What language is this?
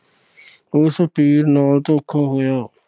Punjabi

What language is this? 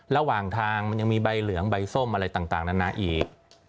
Thai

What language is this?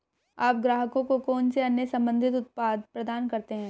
Hindi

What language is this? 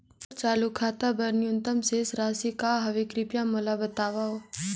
Chhattisgarhi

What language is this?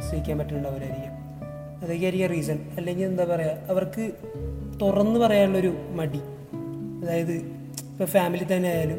Malayalam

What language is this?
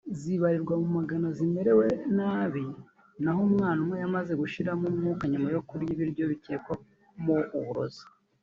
Kinyarwanda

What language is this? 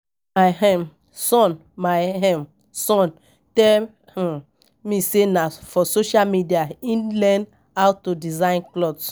Nigerian Pidgin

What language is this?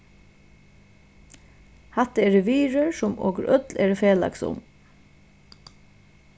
Faroese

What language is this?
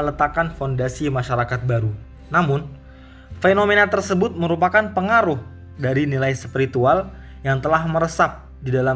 Indonesian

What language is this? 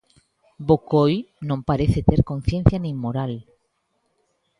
Galician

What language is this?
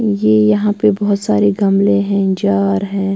Hindi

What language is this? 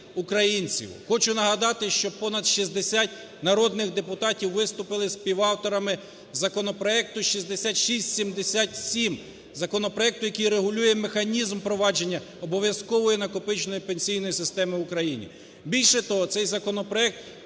Ukrainian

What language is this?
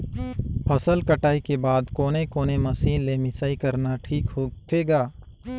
Chhattisgarhi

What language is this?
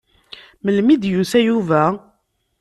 Kabyle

